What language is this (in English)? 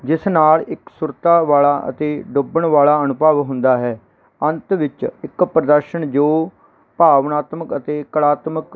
Punjabi